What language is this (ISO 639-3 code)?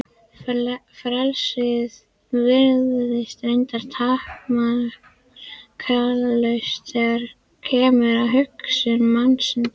isl